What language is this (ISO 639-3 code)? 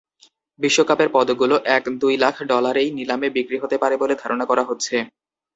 ben